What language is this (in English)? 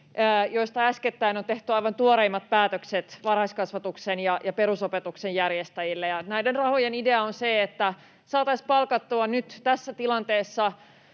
Finnish